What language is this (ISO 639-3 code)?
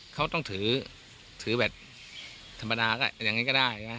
tha